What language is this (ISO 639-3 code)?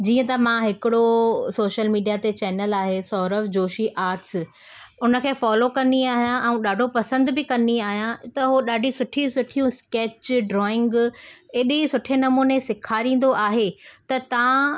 snd